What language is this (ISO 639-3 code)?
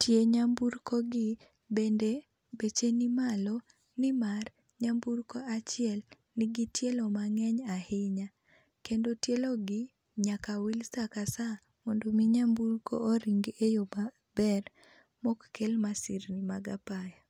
luo